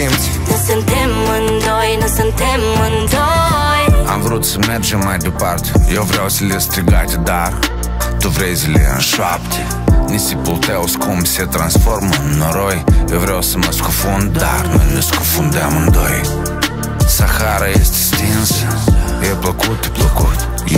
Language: Romanian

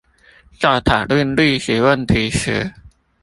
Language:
Chinese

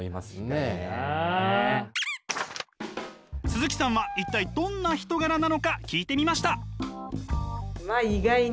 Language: Japanese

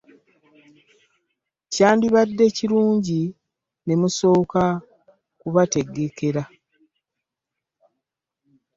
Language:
Ganda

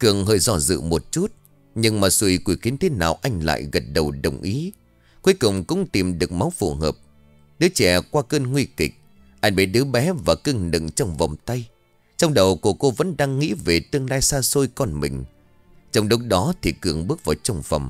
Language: Vietnamese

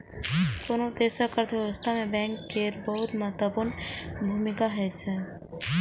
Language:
Maithili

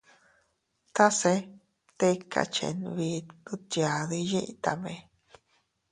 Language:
Teutila Cuicatec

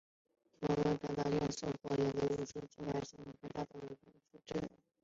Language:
Chinese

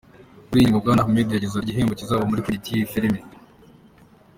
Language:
Kinyarwanda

